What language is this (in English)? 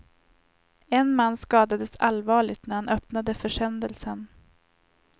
Swedish